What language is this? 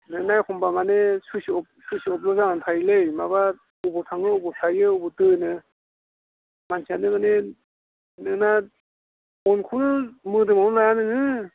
Bodo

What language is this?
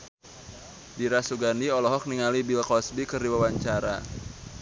Sundanese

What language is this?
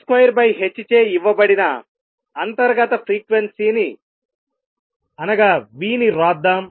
Telugu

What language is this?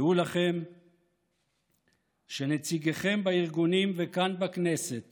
Hebrew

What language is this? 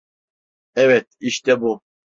Turkish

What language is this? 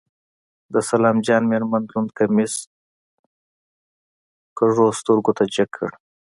Pashto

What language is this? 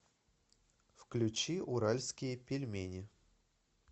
Russian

